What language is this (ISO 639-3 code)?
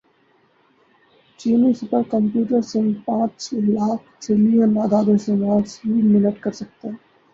urd